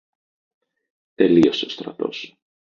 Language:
Greek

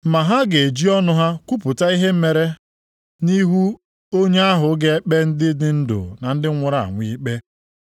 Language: Igbo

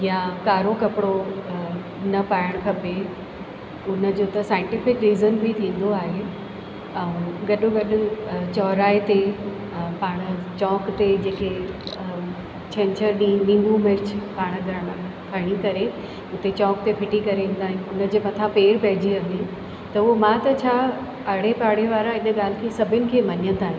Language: Sindhi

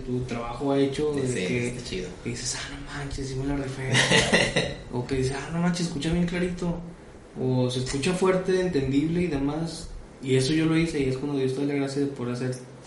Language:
Spanish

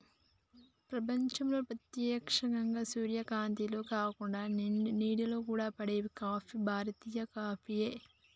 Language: Telugu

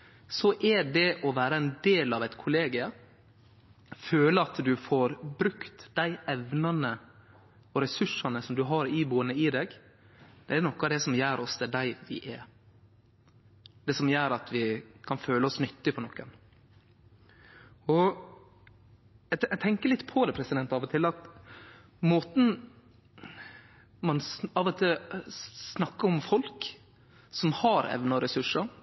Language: Norwegian Nynorsk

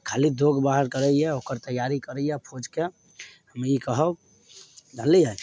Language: Maithili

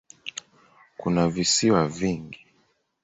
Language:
Swahili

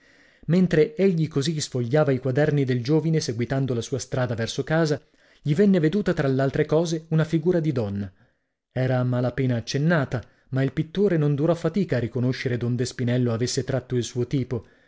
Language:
Italian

